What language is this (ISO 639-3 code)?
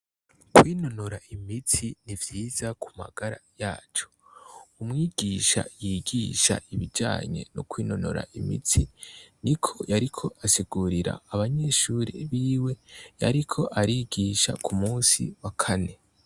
run